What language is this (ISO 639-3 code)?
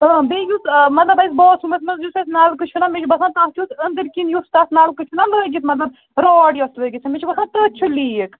kas